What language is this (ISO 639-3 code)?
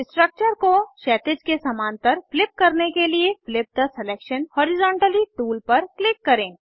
hin